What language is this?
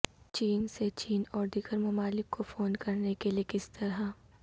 Urdu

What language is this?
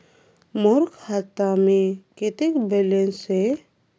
Chhattisgarhi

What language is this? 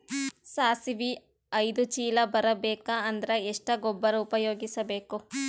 Kannada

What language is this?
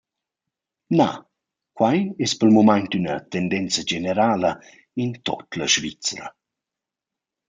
Romansh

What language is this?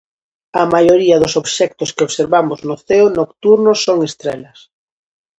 Galician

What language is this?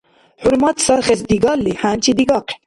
Dargwa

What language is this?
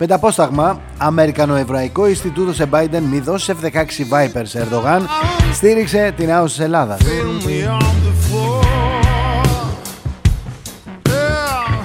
Greek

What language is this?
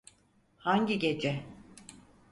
Turkish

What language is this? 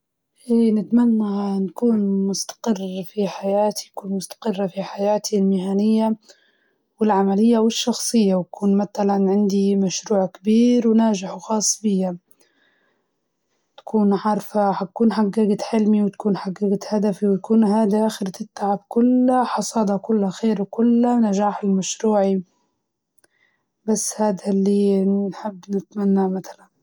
Libyan Arabic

